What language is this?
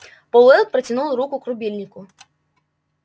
Russian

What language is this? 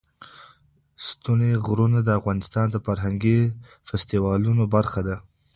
Pashto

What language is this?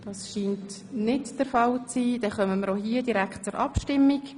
Swiss German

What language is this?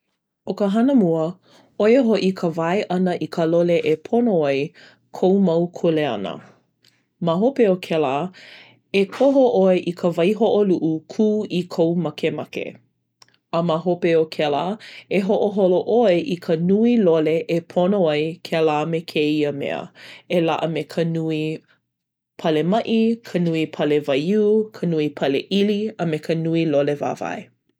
Hawaiian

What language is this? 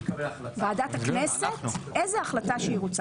Hebrew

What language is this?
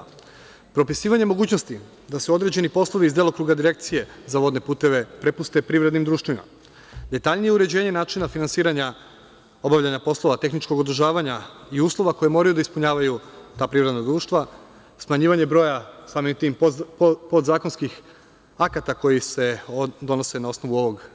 Serbian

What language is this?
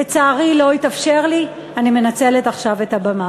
Hebrew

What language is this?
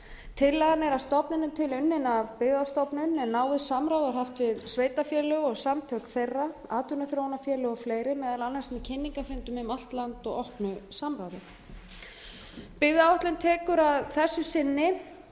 Icelandic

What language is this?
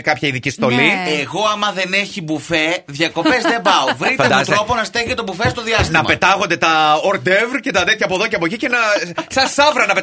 Greek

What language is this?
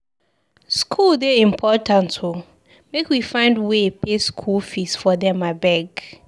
Nigerian Pidgin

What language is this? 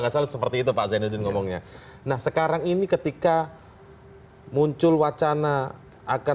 Indonesian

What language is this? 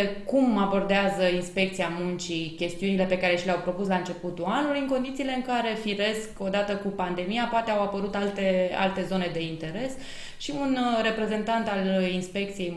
Romanian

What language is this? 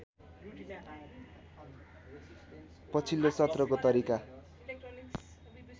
Nepali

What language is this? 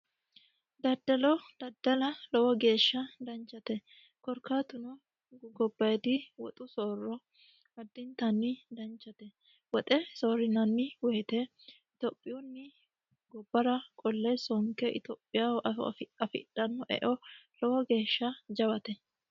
Sidamo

